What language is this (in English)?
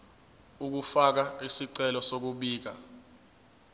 Zulu